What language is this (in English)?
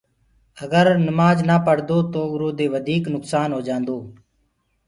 Gurgula